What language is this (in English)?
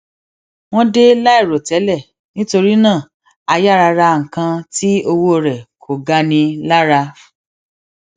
Yoruba